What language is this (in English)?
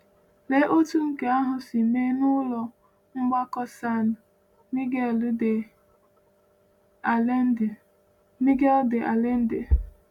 Igbo